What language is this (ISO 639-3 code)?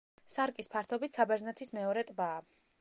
kat